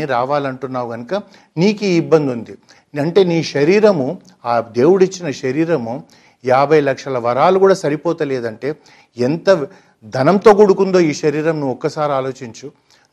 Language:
Telugu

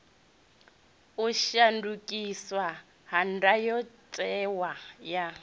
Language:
Venda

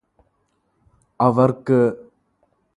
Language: Malayalam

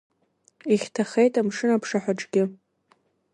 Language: Abkhazian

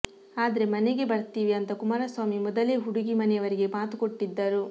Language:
Kannada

